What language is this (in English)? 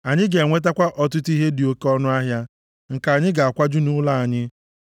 Igbo